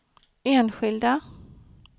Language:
Swedish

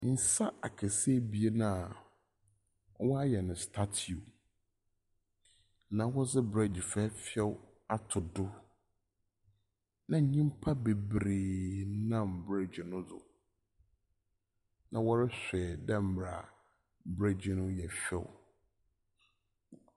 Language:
Akan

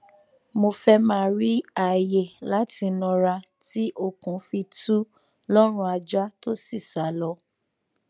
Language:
Yoruba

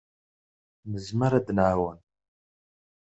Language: Kabyle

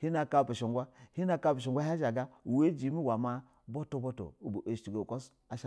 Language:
Basa (Nigeria)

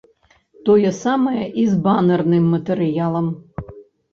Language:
Belarusian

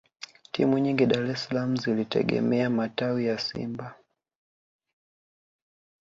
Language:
Swahili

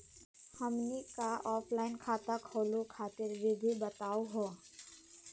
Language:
Magahi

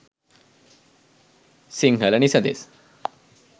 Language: Sinhala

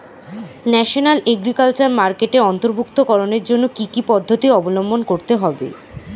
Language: Bangla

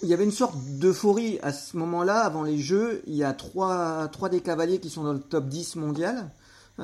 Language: French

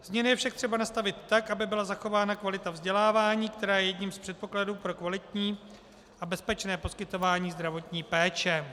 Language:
Czech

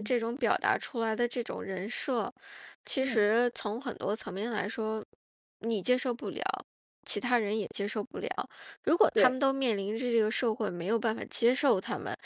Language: Chinese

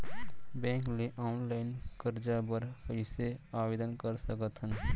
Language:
Chhattisgarhi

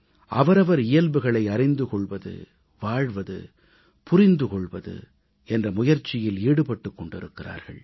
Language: Tamil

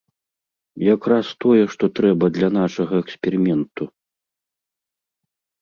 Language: Belarusian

